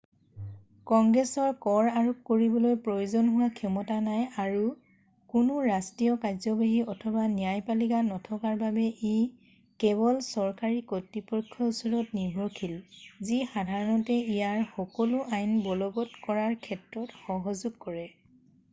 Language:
Assamese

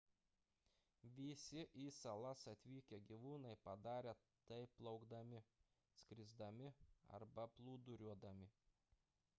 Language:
Lithuanian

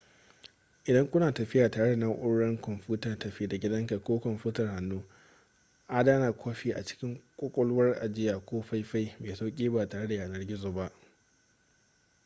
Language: Hausa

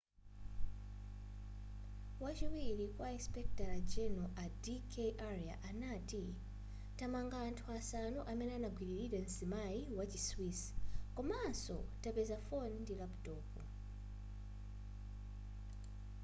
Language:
Nyanja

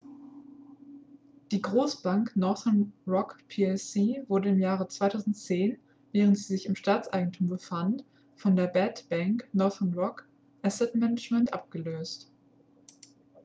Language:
German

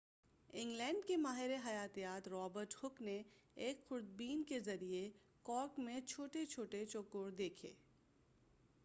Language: Urdu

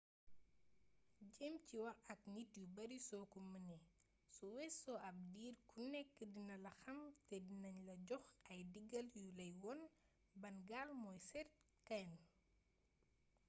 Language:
Wolof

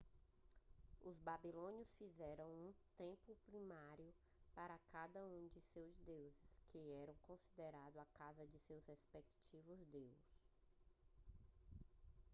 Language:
Portuguese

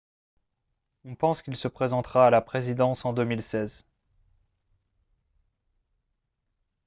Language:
French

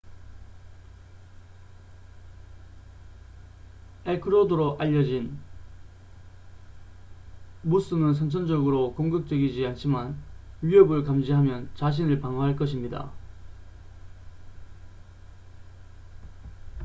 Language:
Korean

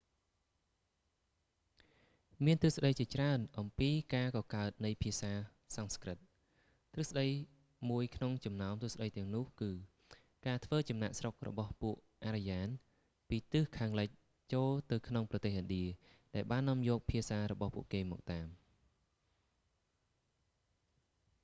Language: Khmer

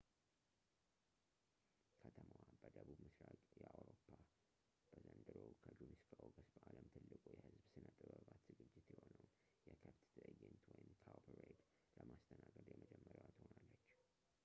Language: Amharic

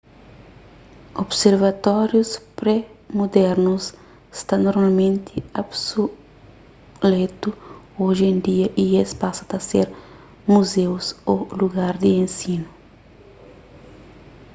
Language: Kabuverdianu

